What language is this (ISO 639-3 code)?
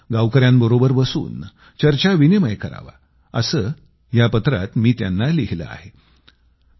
mar